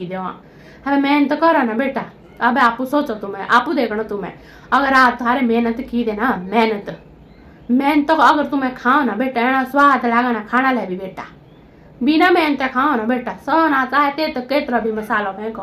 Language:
Thai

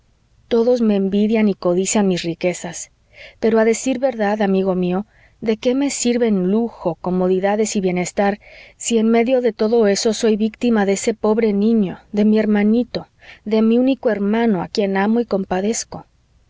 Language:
Spanish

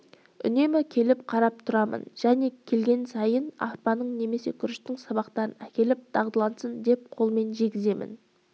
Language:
Kazakh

